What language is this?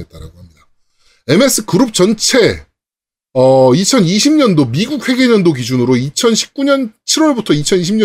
Korean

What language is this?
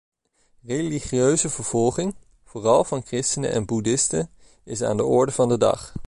Dutch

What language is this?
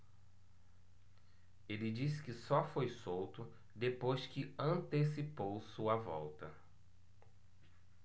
Portuguese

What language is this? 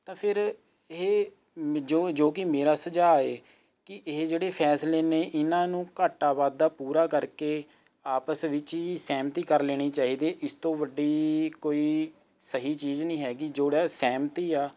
Punjabi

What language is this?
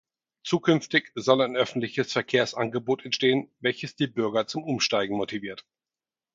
German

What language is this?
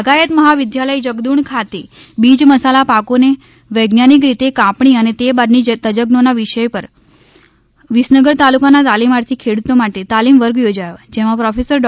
Gujarati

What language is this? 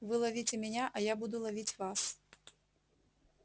Russian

